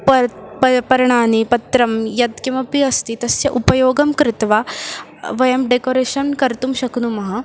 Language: Sanskrit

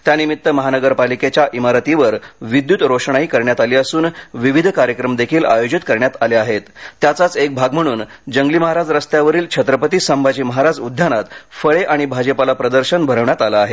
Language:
Marathi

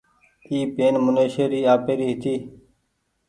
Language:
Goaria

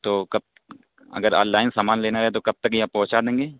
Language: Urdu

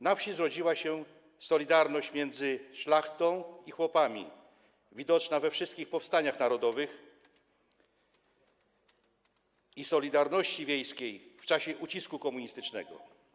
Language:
Polish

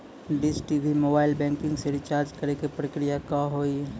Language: Maithili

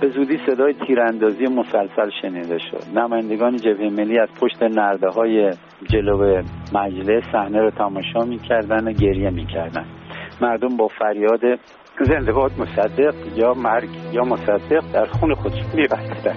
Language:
Persian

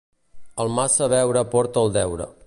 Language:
Catalan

